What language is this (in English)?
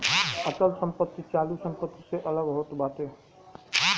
Bhojpuri